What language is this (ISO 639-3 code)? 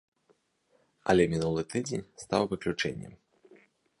bel